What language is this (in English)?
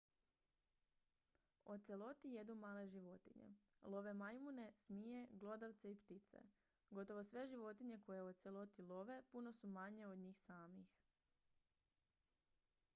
Croatian